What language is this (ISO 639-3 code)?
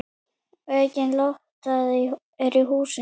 isl